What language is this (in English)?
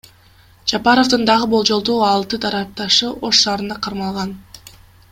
Kyrgyz